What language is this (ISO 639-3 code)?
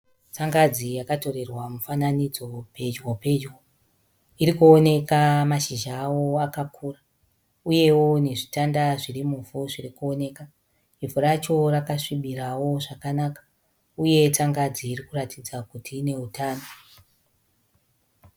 sna